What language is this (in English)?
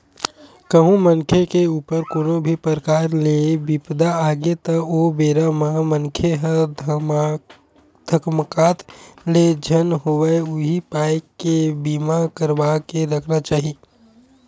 Chhattisgarhi